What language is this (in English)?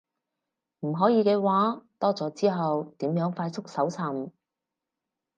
Cantonese